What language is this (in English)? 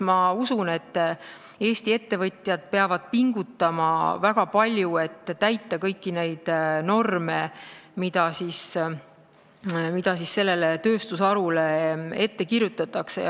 Estonian